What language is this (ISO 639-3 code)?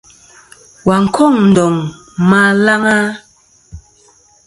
bkm